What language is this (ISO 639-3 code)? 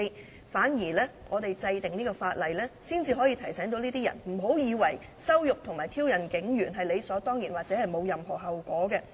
yue